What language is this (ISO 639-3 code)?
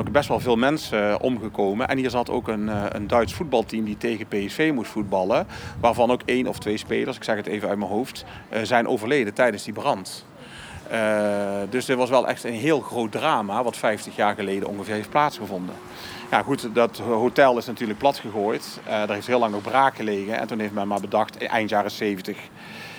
nld